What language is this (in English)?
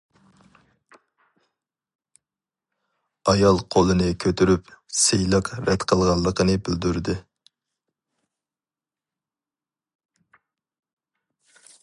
Uyghur